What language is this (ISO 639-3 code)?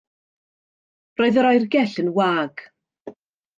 cym